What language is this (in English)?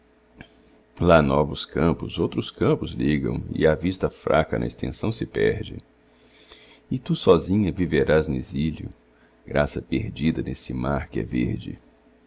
Portuguese